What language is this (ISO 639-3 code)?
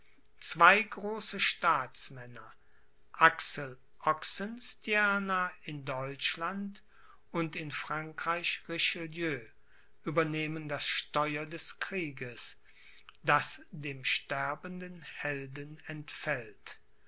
deu